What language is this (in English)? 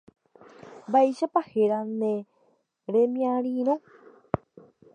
Guarani